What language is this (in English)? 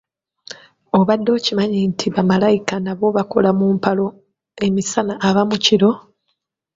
Ganda